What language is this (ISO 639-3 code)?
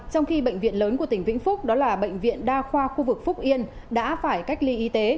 vie